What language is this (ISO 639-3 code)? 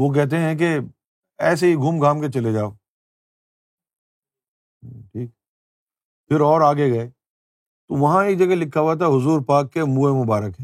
urd